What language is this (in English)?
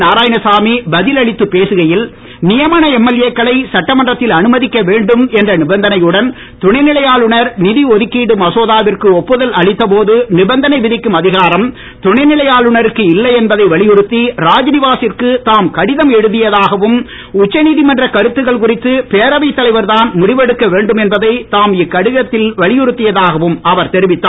Tamil